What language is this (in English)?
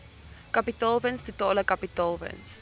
Afrikaans